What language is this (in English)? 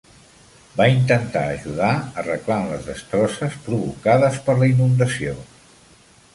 Catalan